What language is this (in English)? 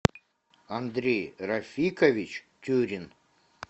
Russian